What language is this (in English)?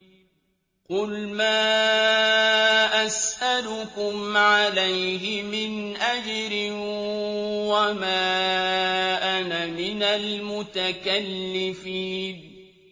Arabic